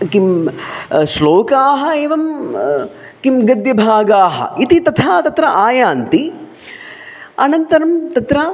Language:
Sanskrit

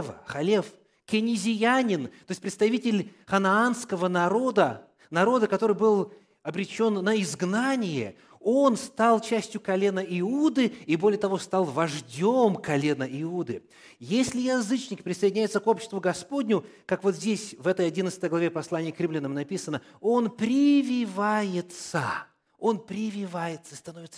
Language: Russian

